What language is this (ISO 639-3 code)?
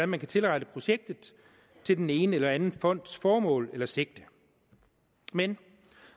dan